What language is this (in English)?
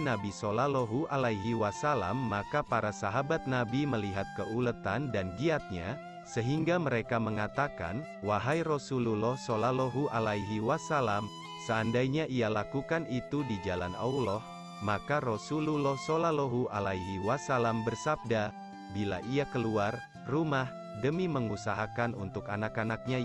Indonesian